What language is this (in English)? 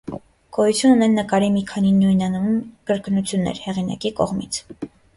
Armenian